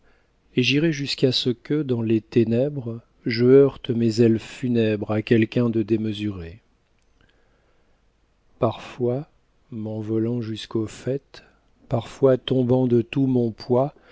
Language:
French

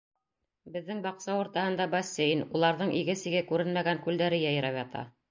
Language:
Bashkir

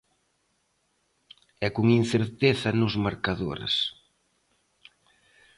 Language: Galician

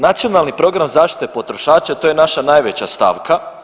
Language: Croatian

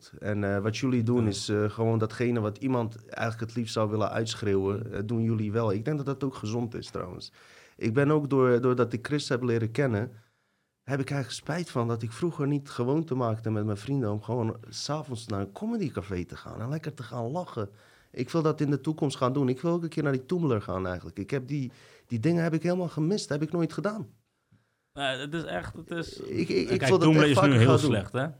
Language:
Dutch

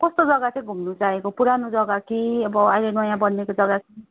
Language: Nepali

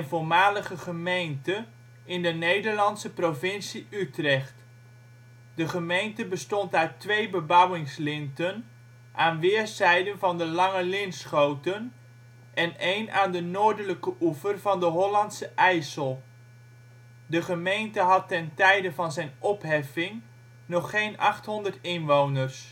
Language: Dutch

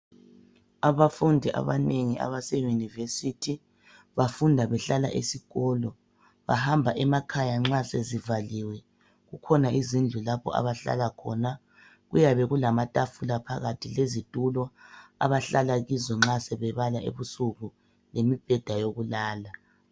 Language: North Ndebele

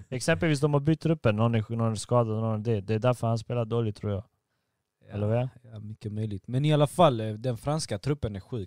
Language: Swedish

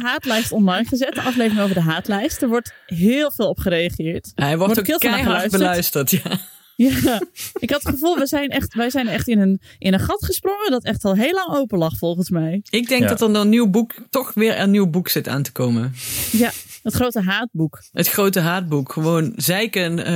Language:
Dutch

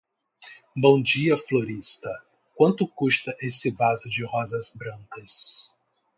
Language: Portuguese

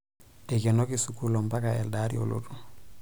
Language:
Masai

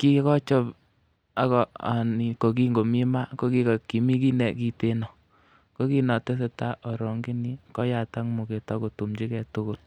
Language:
Kalenjin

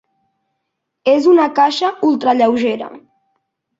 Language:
Catalan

